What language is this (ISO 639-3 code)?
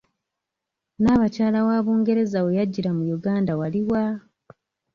lug